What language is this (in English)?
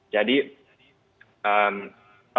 Indonesian